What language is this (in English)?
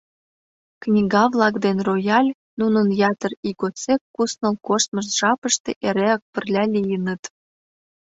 Mari